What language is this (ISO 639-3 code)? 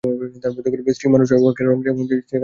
ben